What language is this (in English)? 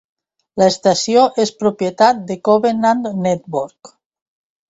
Catalan